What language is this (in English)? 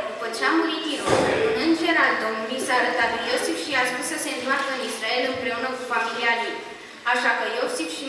Romanian